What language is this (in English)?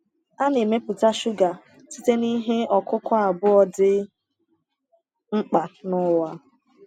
Igbo